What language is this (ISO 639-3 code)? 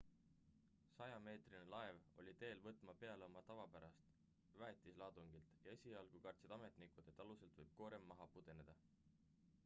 est